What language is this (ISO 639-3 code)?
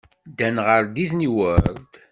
kab